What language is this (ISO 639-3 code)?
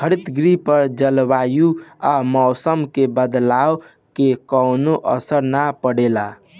bho